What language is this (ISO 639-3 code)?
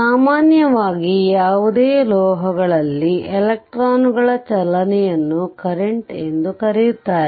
kan